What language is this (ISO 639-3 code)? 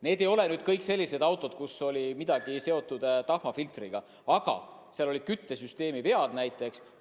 est